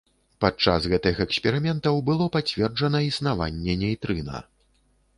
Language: Belarusian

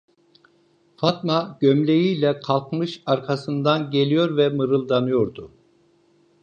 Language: Turkish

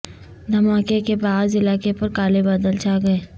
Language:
Urdu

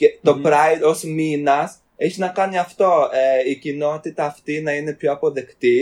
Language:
Greek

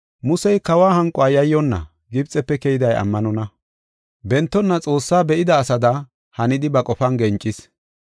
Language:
Gofa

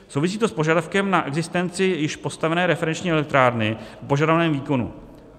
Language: Czech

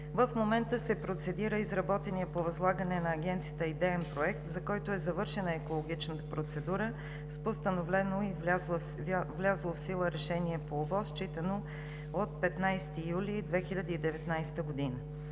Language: Bulgarian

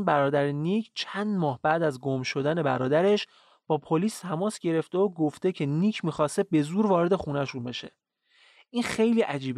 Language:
Persian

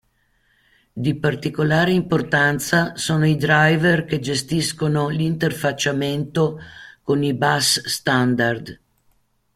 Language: Italian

